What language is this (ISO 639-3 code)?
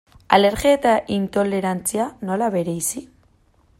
eus